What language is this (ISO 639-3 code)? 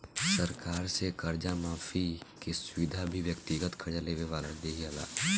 bho